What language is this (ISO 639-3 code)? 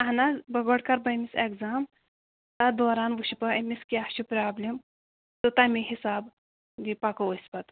kas